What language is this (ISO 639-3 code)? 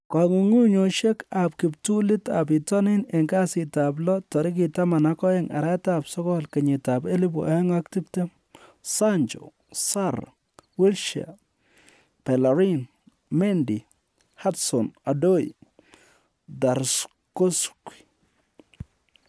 kln